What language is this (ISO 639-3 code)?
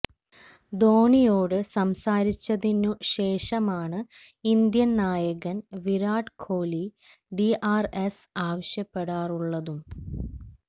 mal